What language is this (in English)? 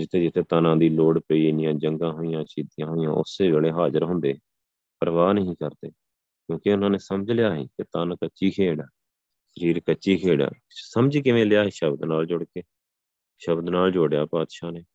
Punjabi